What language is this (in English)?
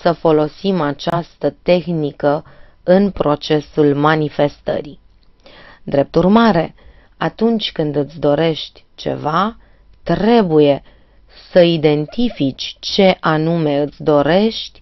Romanian